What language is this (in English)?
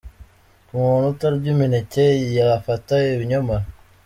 Kinyarwanda